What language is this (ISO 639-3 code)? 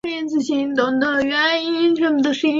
zho